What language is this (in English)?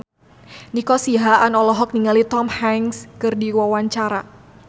Sundanese